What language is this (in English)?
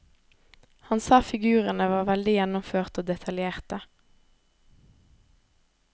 Norwegian